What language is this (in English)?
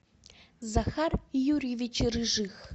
Russian